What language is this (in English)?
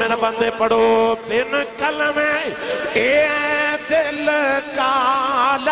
Urdu